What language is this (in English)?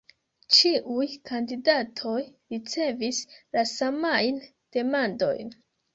Esperanto